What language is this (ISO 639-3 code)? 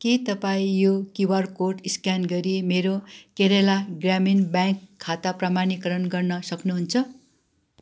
nep